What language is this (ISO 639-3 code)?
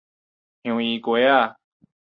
nan